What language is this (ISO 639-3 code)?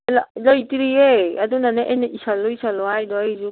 mni